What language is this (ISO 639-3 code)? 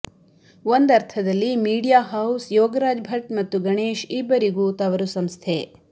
kan